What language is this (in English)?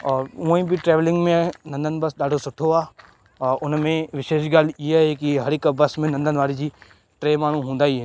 Sindhi